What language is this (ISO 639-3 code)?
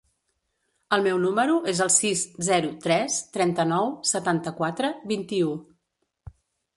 cat